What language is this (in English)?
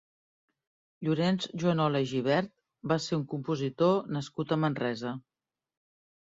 Catalan